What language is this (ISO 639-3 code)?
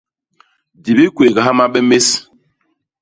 bas